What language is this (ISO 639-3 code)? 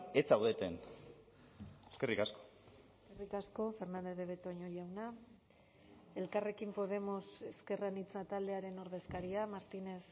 eus